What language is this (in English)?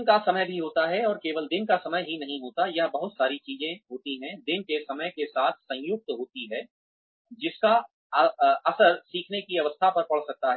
Hindi